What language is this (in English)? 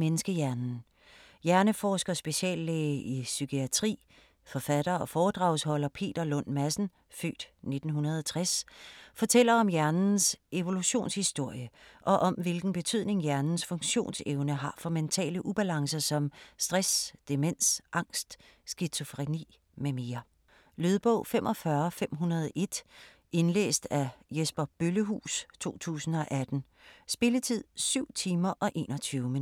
Danish